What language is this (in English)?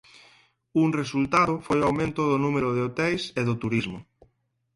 Galician